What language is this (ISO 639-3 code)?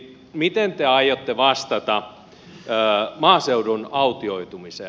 fin